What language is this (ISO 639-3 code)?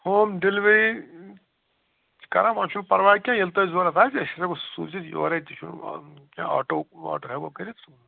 kas